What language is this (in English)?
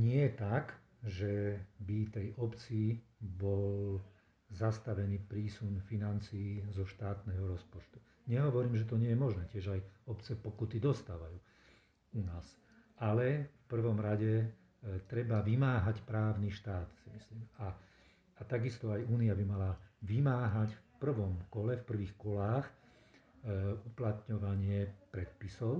Slovak